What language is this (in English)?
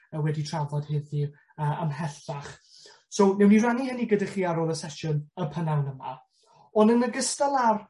Welsh